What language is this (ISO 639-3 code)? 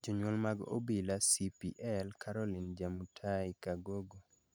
luo